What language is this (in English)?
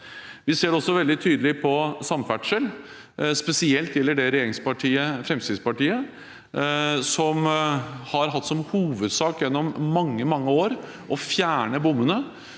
Norwegian